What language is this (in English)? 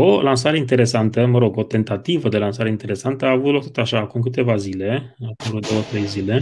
Romanian